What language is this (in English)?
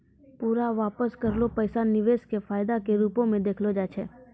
Maithili